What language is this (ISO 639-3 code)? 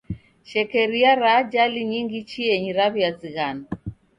dav